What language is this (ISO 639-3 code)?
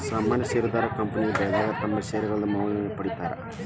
kan